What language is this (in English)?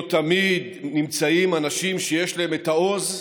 Hebrew